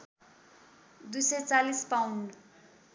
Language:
Nepali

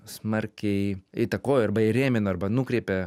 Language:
Lithuanian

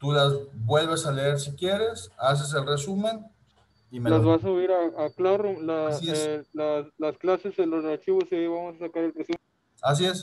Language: Spanish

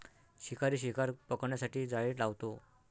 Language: Marathi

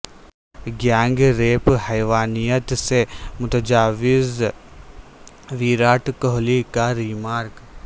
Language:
Urdu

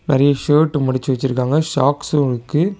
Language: Tamil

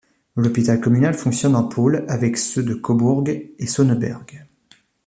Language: French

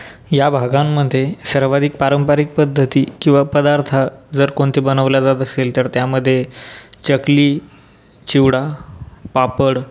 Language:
Marathi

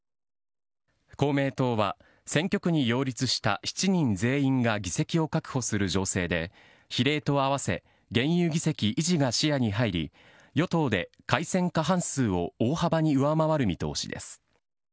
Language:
Japanese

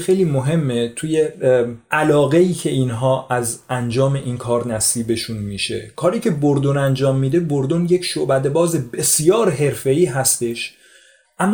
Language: Persian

